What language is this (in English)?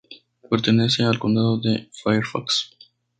Spanish